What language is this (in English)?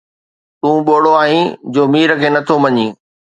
Sindhi